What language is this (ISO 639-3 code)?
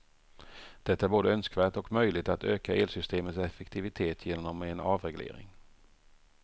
swe